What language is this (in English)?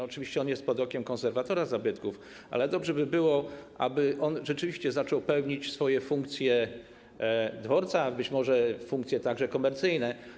Polish